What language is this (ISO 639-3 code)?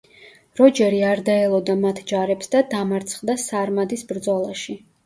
kat